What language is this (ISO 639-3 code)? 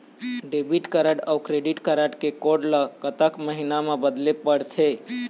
hne